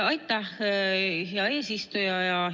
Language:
Estonian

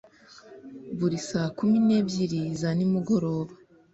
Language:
Kinyarwanda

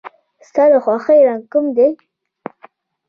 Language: Pashto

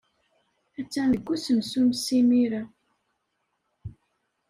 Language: Kabyle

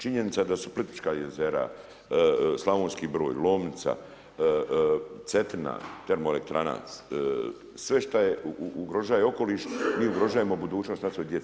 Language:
Croatian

